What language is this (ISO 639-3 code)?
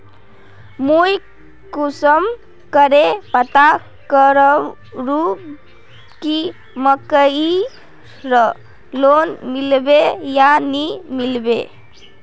mag